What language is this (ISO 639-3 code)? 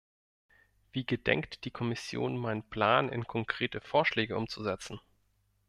deu